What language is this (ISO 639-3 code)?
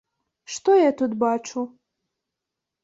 bel